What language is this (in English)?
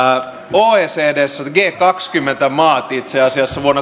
Finnish